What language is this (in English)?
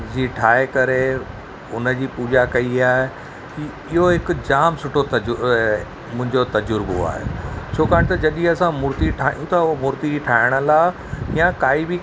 Sindhi